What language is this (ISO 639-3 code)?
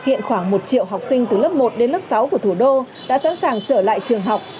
vie